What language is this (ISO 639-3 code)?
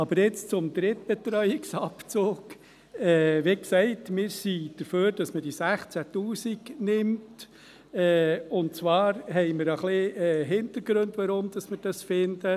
gsw